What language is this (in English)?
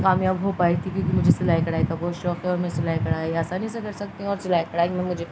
Urdu